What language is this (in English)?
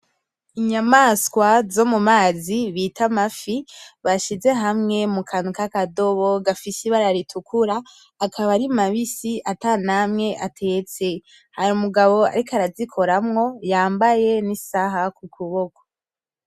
Rundi